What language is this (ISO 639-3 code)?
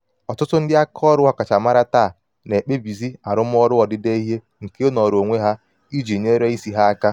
ibo